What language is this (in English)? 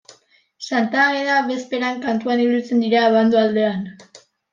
Basque